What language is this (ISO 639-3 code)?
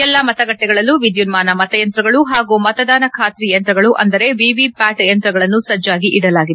kan